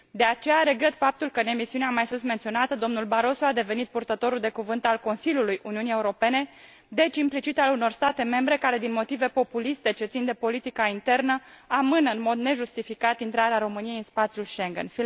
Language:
Romanian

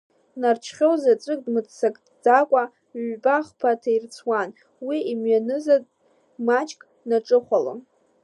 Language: Abkhazian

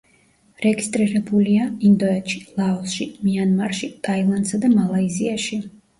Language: Georgian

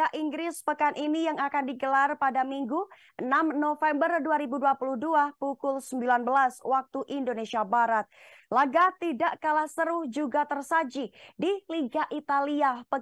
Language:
Indonesian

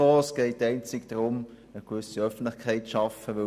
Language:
Swiss German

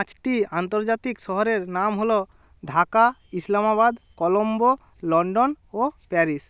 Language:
Bangla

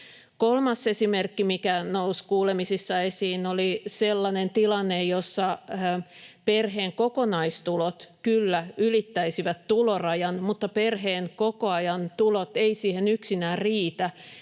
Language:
Finnish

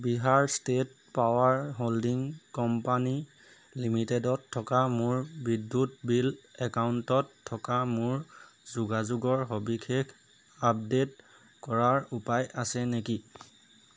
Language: Assamese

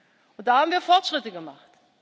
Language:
German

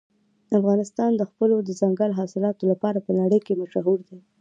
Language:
Pashto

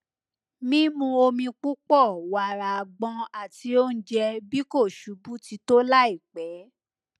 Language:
Yoruba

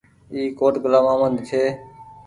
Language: Goaria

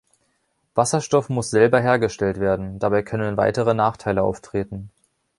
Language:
German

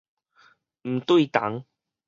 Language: Min Nan Chinese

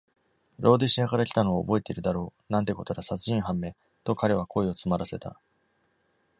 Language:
Japanese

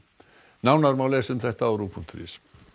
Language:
Icelandic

